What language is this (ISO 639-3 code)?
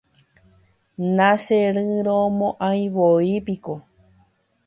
grn